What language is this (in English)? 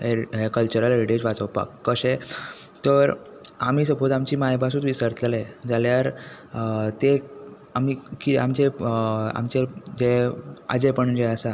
Konkani